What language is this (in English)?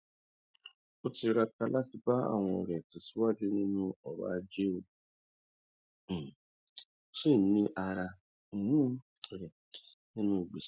Yoruba